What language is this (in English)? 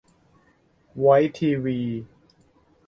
Thai